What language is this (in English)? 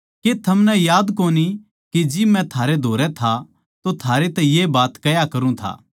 Haryanvi